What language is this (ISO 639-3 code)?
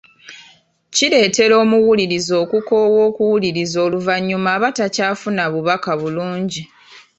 lug